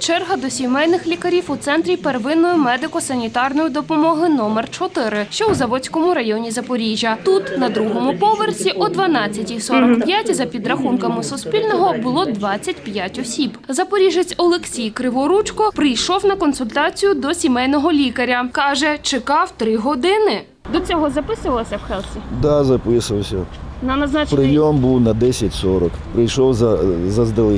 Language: Ukrainian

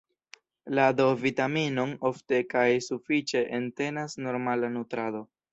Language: Esperanto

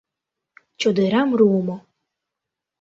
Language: Mari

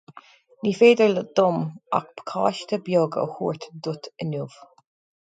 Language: Irish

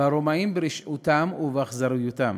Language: Hebrew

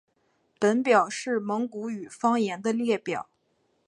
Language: Chinese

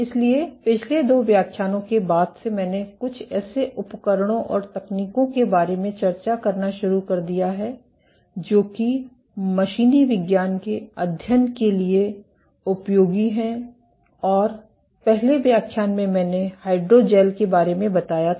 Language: Hindi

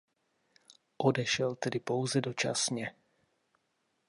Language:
Czech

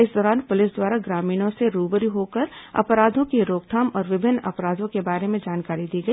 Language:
Hindi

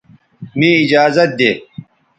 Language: Bateri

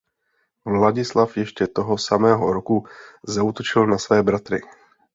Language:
Czech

